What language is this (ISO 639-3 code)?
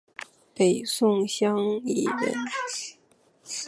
zho